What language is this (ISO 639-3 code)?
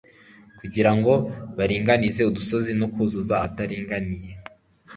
kin